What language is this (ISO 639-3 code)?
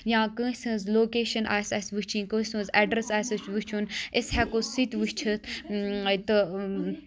kas